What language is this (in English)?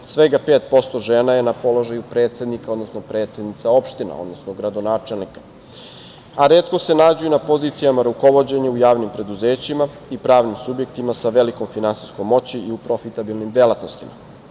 Serbian